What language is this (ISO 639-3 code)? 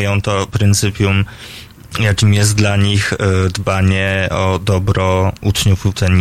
pol